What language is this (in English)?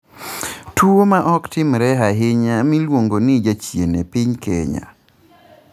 Luo (Kenya and Tanzania)